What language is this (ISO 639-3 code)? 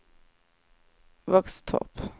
swe